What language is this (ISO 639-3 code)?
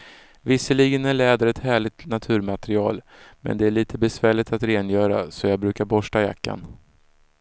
swe